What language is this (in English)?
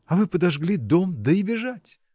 Russian